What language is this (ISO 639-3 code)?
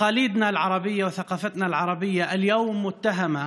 heb